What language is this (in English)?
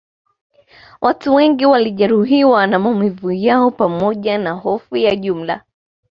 Swahili